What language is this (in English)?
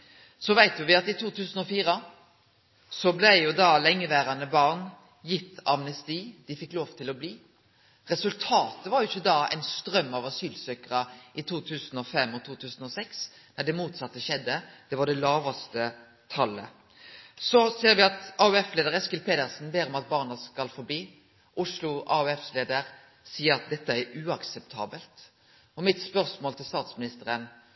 Norwegian Nynorsk